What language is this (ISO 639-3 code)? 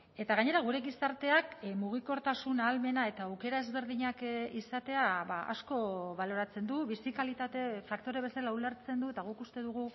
eus